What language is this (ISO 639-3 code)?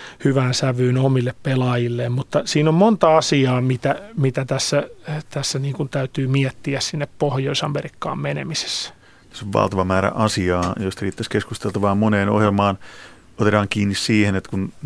fin